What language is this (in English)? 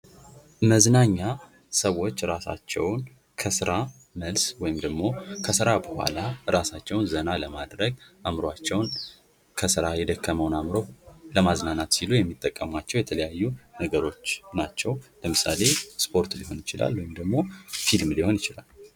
Amharic